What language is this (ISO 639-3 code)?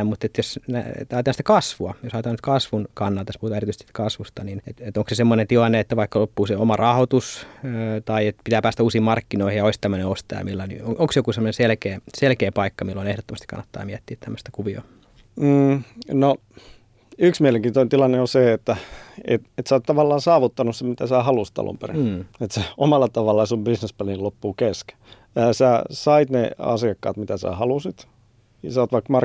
fin